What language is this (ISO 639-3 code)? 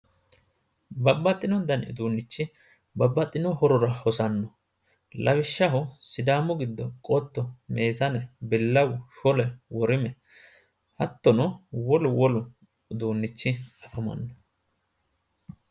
sid